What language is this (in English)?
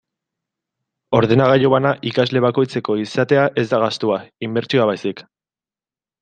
Basque